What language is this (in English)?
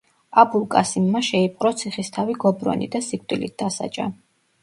Georgian